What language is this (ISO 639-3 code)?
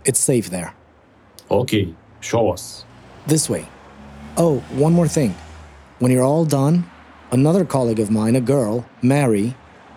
ron